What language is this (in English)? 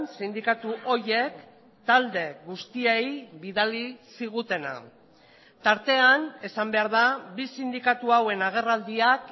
Basque